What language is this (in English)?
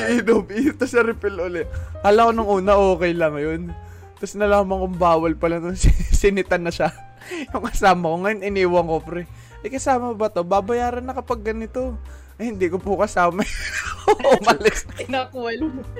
Filipino